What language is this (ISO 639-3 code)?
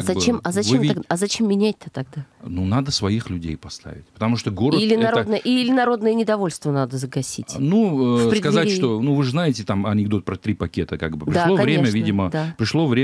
rus